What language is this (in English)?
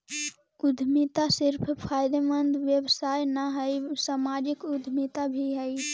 Magahi